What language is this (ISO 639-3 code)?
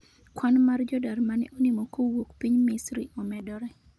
luo